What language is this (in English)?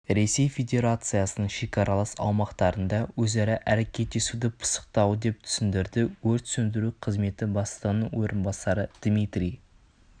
Kazakh